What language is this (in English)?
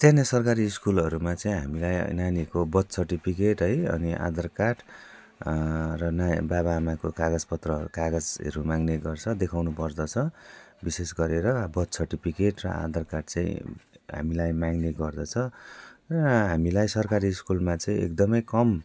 Nepali